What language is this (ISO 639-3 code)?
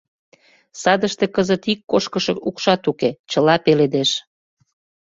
chm